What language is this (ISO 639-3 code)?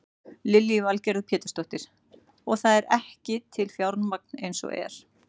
isl